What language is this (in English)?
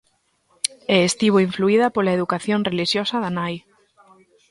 Galician